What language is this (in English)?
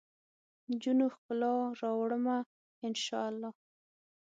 Pashto